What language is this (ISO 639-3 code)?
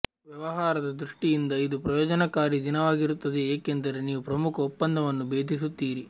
kan